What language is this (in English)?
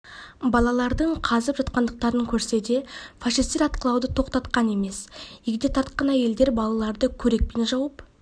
Kazakh